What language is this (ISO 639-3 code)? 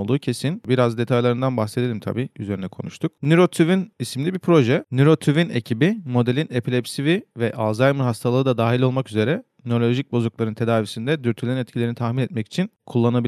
tur